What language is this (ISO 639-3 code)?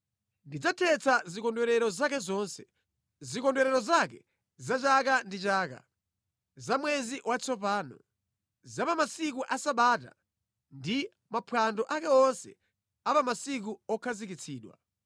nya